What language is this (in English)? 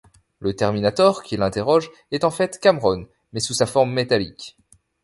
French